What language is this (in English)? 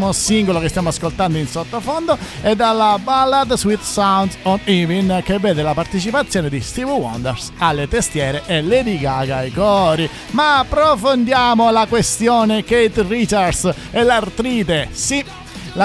Italian